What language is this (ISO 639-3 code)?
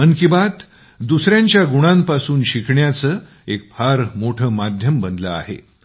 mar